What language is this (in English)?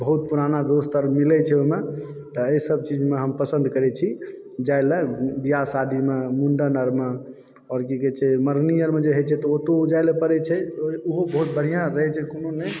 Maithili